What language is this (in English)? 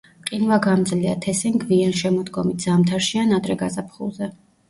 Georgian